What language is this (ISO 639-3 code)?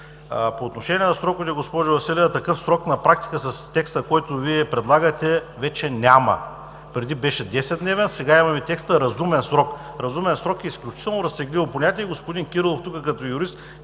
bul